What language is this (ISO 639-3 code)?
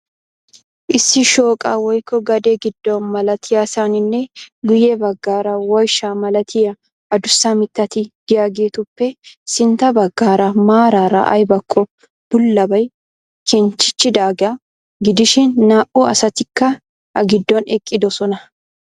wal